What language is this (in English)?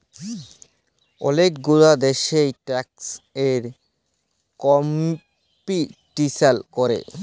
Bangla